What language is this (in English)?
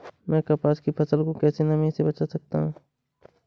Hindi